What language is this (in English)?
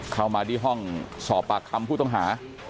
Thai